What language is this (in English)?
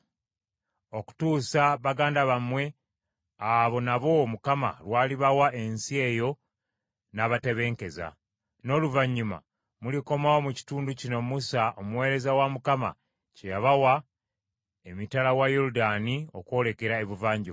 Ganda